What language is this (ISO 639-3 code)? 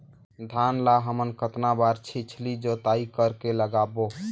hne